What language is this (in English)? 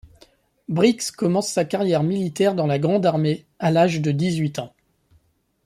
French